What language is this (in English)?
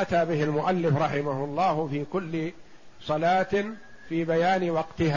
Arabic